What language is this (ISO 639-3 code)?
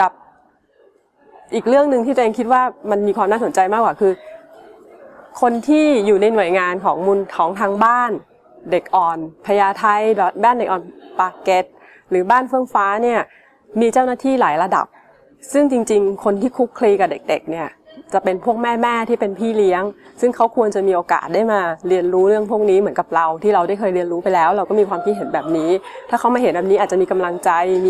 tha